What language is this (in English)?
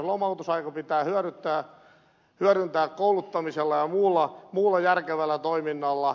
Finnish